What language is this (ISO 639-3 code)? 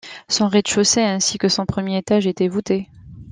fra